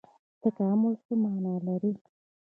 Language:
Pashto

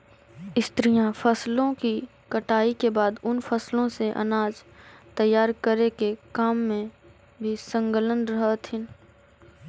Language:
Magahi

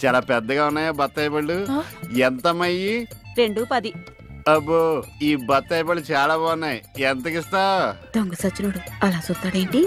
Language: Telugu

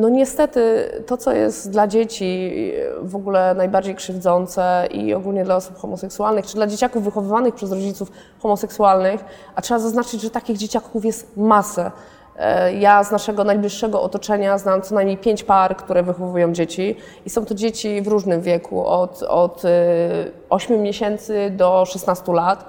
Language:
Polish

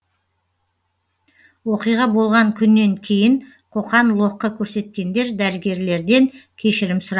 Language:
Kazakh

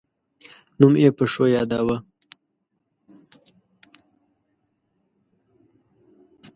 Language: Pashto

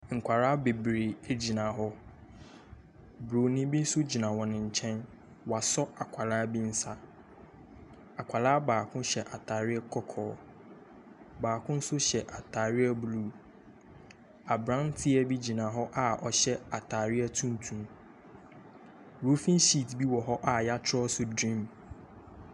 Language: Akan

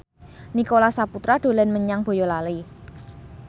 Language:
Javanese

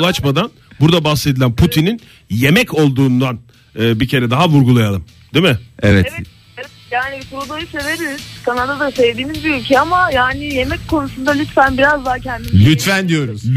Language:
Turkish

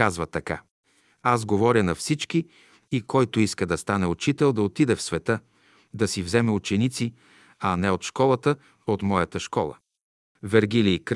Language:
Bulgarian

